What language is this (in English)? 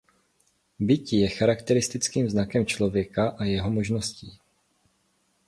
Czech